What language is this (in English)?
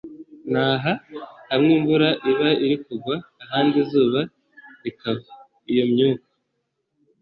Kinyarwanda